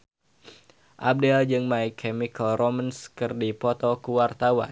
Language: Sundanese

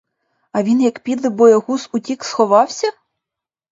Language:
Ukrainian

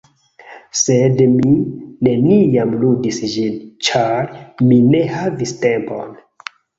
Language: Esperanto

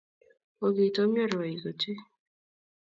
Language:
Kalenjin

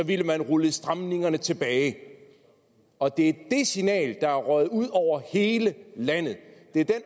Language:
Danish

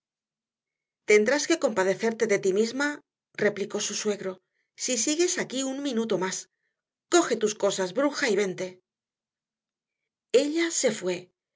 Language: Spanish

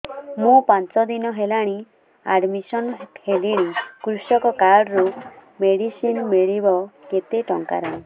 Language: Odia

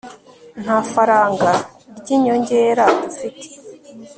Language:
Kinyarwanda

